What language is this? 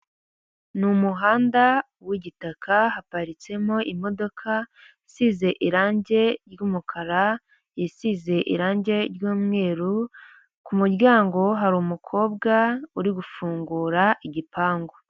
Kinyarwanda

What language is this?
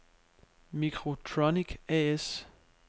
Danish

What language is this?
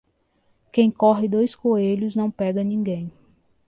Portuguese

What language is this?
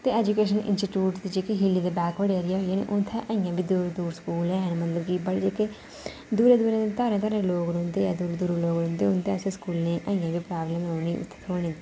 Dogri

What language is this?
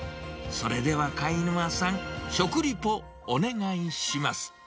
Japanese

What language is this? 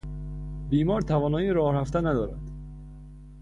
Persian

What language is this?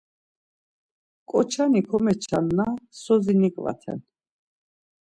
Laz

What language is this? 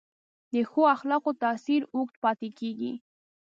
Pashto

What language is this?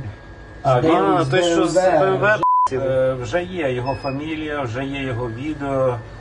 Ukrainian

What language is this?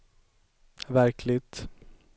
Swedish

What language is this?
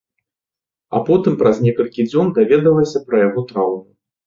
Belarusian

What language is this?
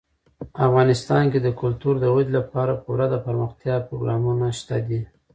Pashto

